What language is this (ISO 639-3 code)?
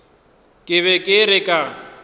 nso